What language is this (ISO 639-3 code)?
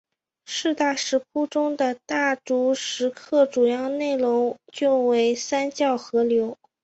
zho